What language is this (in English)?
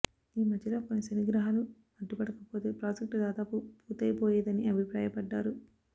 Telugu